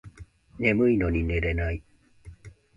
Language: Japanese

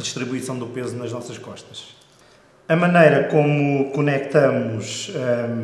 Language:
Portuguese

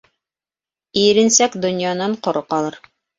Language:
Bashkir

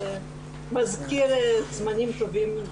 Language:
Hebrew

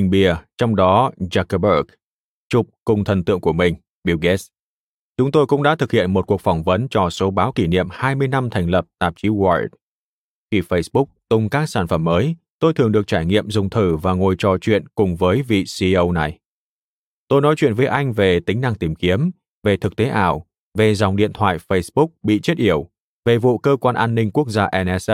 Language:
Vietnamese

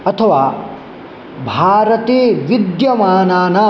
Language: Sanskrit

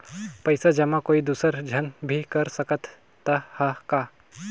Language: Chhattisgarhi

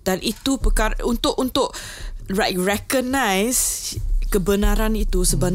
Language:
Malay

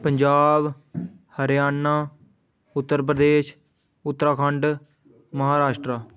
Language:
Dogri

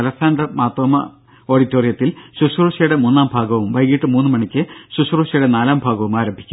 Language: Malayalam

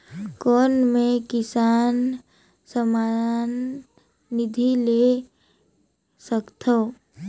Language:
Chhattisgarhi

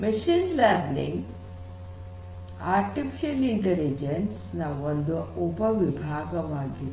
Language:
Kannada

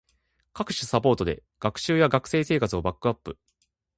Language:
Japanese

